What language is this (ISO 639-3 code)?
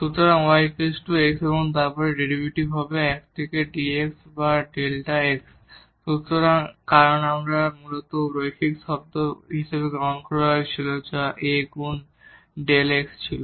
ben